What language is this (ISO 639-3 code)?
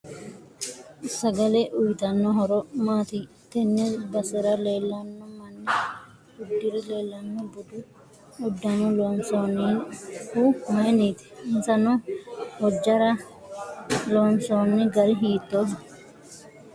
sid